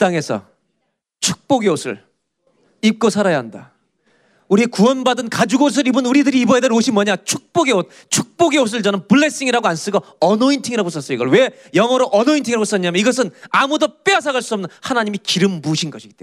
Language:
Korean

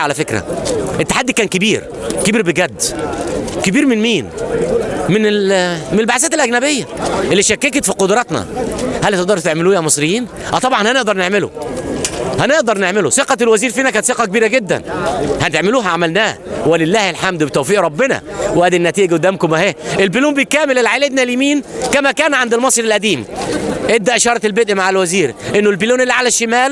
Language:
Arabic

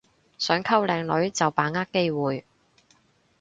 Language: Cantonese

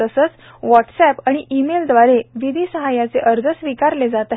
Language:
Marathi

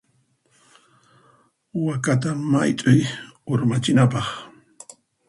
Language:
Puno Quechua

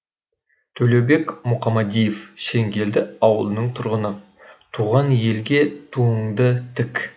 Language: Kazakh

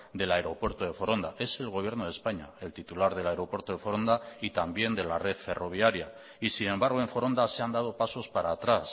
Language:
Spanish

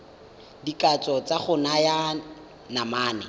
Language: Tswana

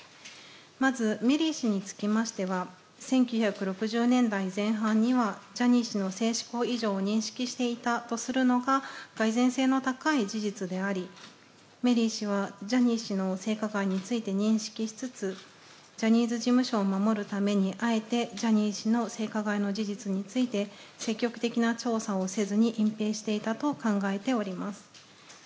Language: Japanese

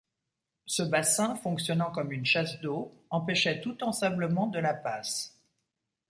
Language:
French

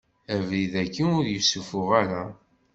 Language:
Kabyle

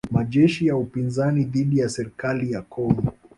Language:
Swahili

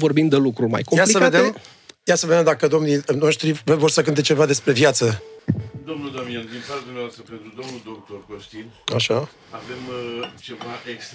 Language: Romanian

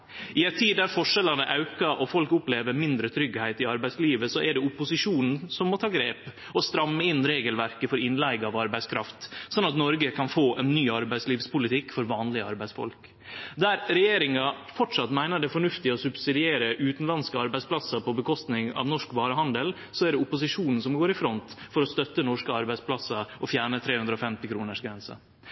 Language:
Norwegian Nynorsk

